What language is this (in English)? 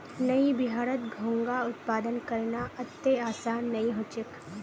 Magahi